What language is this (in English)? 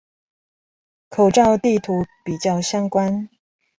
Chinese